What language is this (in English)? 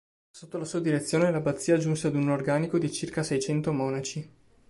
Italian